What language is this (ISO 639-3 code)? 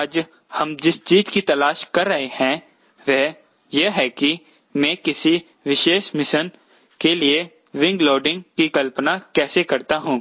hin